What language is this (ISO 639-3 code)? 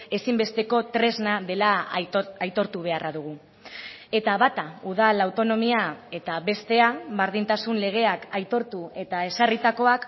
eus